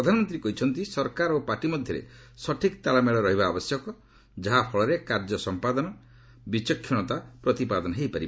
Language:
Odia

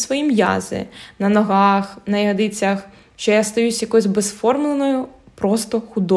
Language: Ukrainian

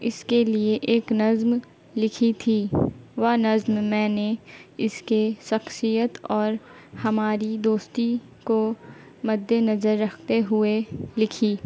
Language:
Urdu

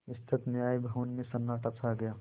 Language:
Hindi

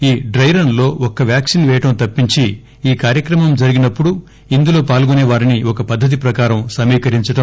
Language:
Telugu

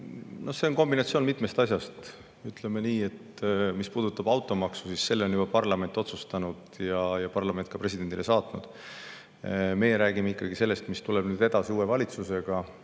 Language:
Estonian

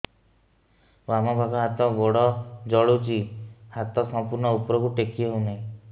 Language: Odia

